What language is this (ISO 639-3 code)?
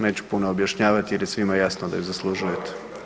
hrv